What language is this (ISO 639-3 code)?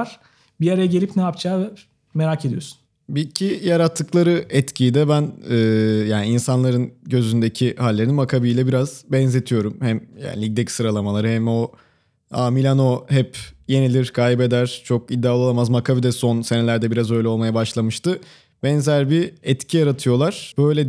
tur